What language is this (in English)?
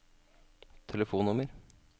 Norwegian